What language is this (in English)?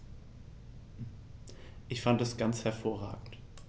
German